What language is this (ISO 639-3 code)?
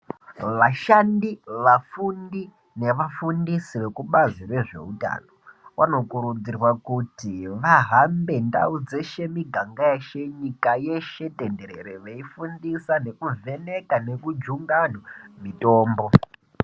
ndc